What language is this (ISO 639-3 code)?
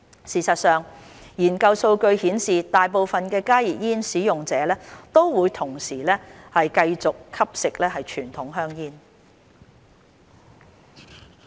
yue